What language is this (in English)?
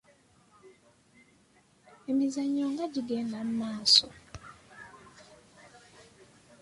Ganda